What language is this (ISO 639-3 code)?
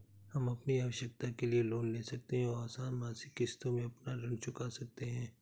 hin